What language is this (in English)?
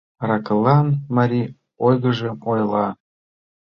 Mari